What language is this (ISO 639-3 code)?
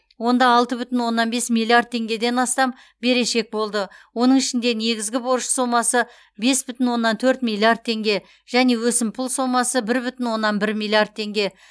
kaz